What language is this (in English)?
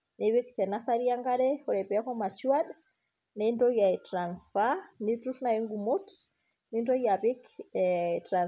Masai